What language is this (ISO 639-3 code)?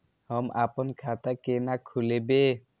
mai